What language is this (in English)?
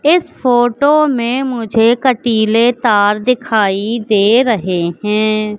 Hindi